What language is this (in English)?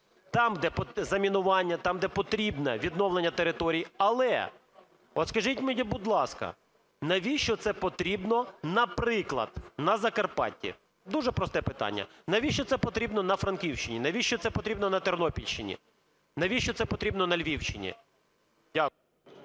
Ukrainian